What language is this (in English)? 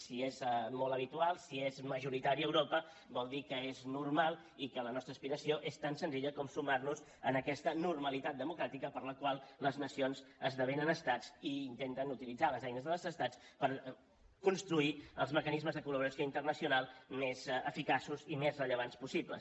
Catalan